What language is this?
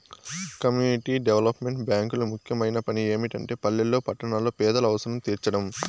Telugu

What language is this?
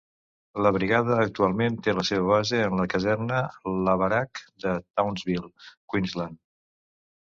Catalan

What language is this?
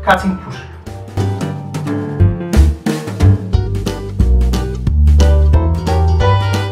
Turkish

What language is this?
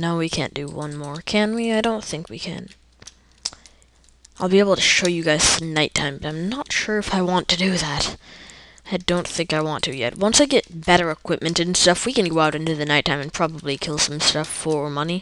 English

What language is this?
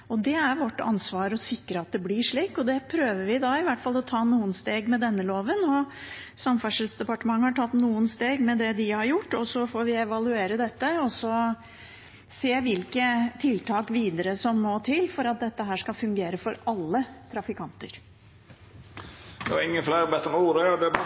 Norwegian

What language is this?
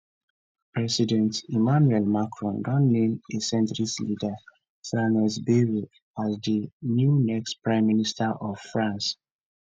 Nigerian Pidgin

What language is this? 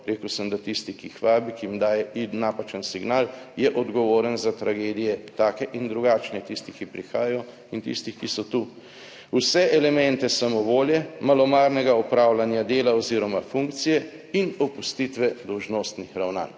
Slovenian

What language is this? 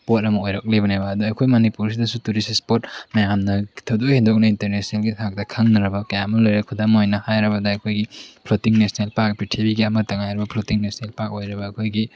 Manipuri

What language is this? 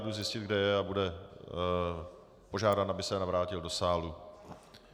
Czech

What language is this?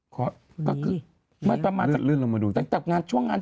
Thai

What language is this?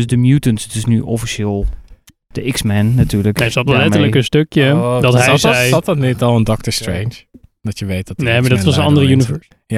Dutch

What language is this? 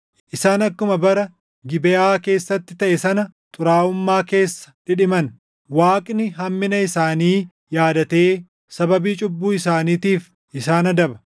Oromo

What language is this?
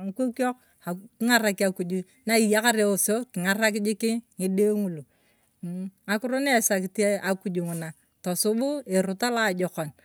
Turkana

